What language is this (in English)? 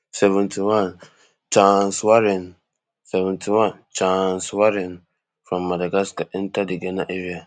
Nigerian Pidgin